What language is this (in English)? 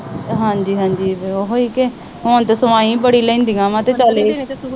Punjabi